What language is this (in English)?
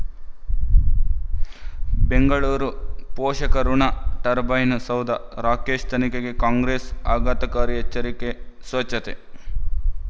Kannada